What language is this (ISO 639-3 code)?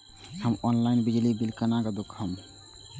mai